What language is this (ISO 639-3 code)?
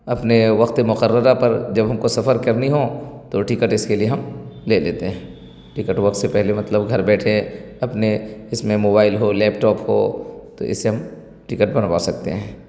urd